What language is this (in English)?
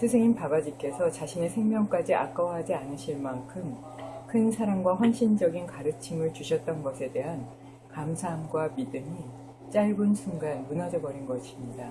Korean